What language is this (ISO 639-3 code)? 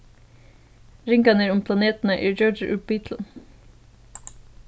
fao